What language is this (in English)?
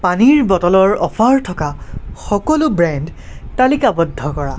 Assamese